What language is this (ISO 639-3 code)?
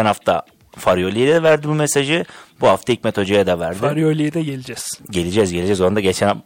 tur